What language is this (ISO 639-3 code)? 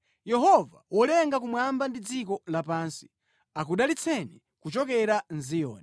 nya